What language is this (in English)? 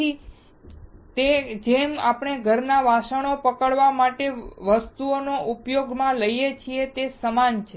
Gujarati